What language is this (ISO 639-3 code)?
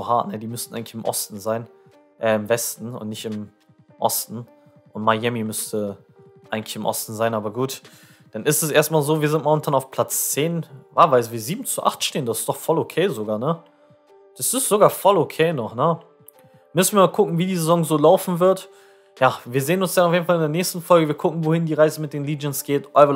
deu